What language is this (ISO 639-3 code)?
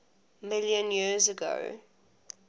eng